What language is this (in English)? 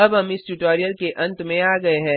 Hindi